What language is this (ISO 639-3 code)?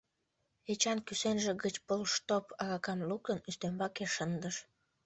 chm